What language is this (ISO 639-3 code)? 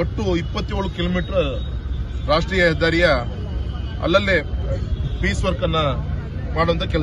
tur